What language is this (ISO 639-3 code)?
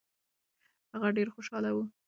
pus